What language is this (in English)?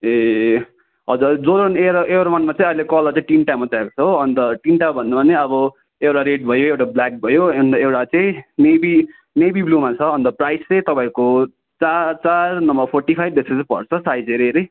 Nepali